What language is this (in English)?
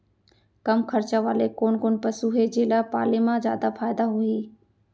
Chhattisgarhi